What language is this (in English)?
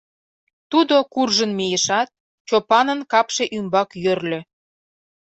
Mari